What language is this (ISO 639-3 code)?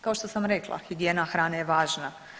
hrv